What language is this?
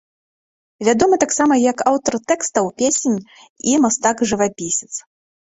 Belarusian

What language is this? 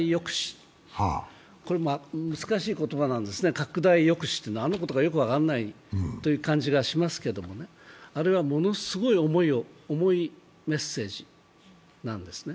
Japanese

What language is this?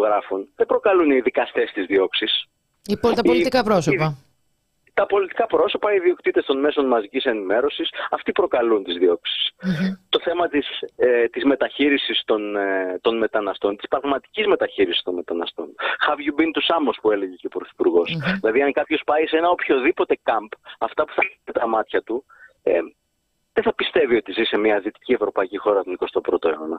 Greek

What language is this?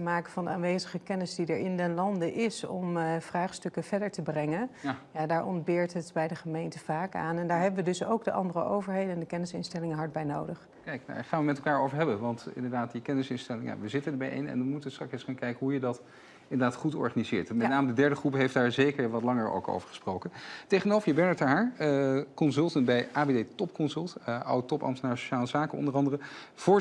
Dutch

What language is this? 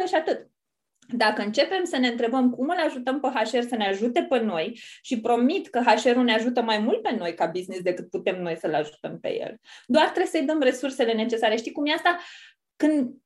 Romanian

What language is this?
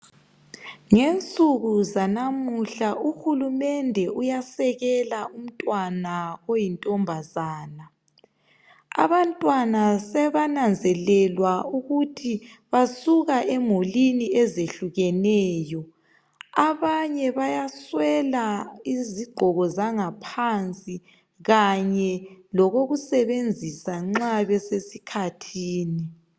North Ndebele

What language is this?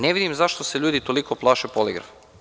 Serbian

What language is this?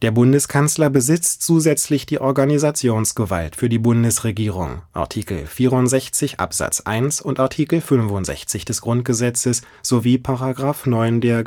German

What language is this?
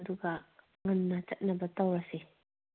Manipuri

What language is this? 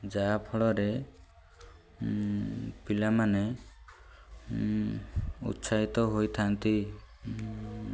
Odia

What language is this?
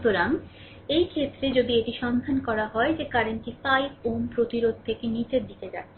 Bangla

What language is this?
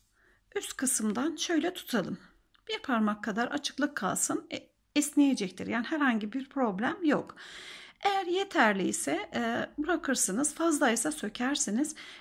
Turkish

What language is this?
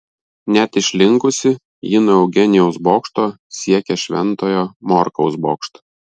Lithuanian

